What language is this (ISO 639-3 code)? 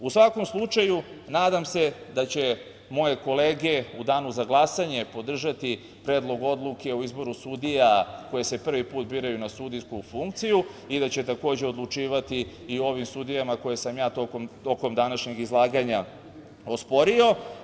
srp